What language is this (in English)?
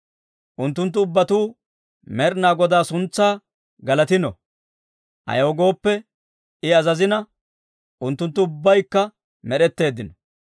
Dawro